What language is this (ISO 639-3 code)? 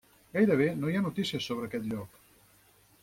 cat